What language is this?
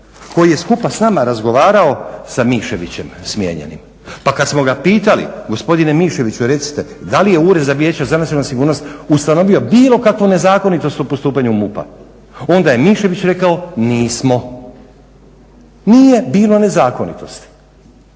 Croatian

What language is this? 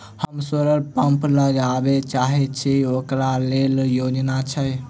Maithili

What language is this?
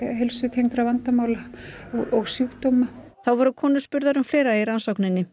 Icelandic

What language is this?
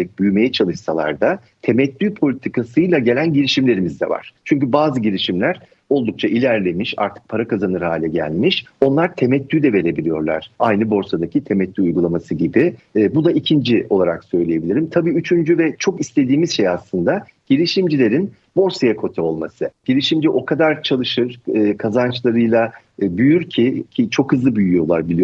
Turkish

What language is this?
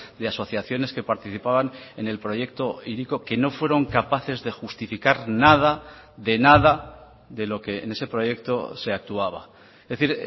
Spanish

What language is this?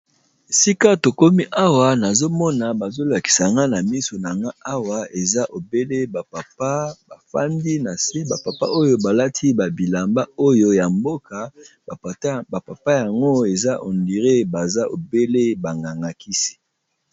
Lingala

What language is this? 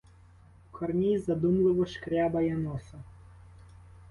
Ukrainian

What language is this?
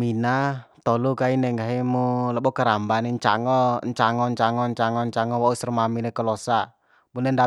Bima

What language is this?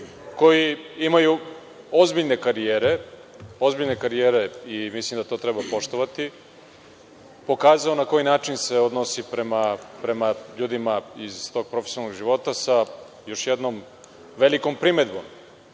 Serbian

